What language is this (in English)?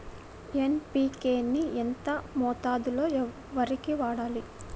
Telugu